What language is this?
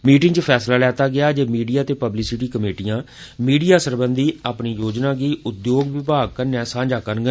Dogri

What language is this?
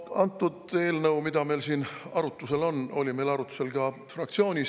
Estonian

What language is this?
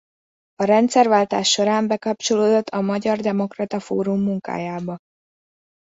Hungarian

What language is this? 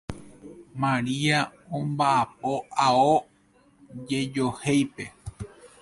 Guarani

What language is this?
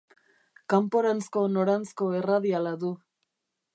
Basque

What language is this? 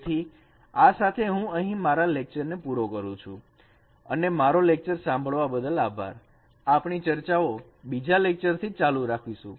Gujarati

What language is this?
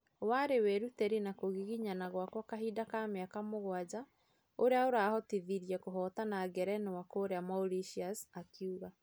Kikuyu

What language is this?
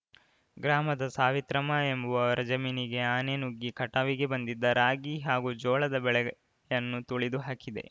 Kannada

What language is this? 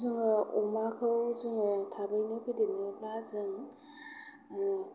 Bodo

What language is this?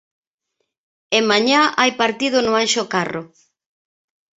Galician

